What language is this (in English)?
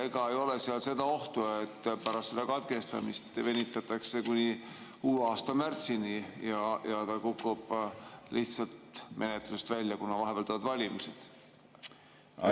Estonian